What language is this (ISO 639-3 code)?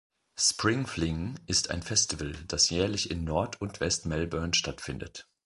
deu